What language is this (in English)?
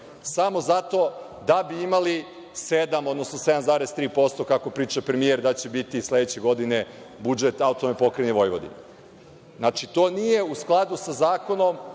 Serbian